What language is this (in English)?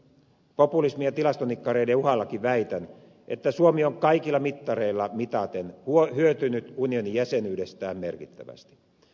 Finnish